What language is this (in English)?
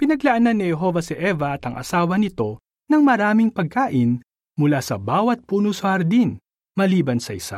Filipino